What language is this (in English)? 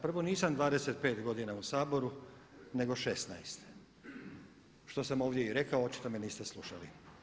Croatian